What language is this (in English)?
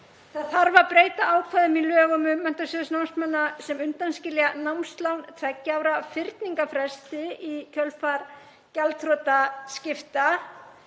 Icelandic